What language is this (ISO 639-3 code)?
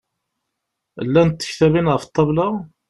kab